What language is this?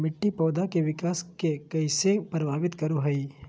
Magahi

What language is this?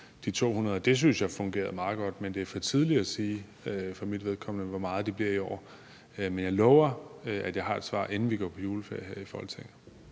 Danish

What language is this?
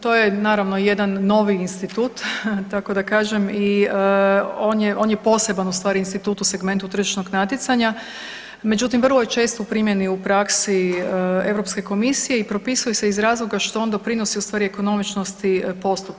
Croatian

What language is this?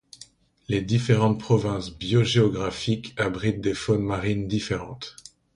French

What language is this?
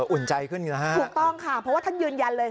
Thai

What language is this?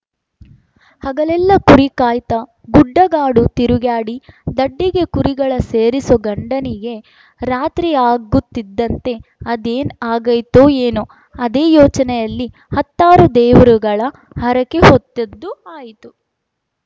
Kannada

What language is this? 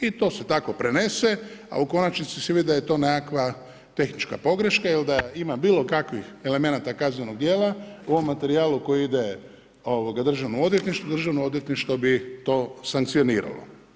Croatian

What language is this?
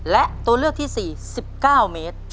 Thai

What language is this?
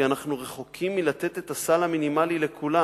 Hebrew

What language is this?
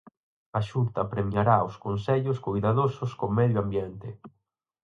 Galician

